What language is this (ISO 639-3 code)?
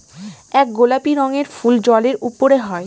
ben